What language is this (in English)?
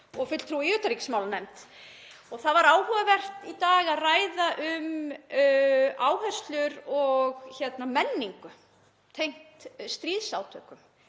Icelandic